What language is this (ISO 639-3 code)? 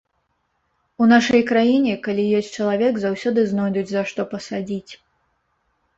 bel